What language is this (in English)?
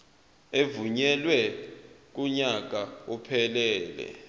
Zulu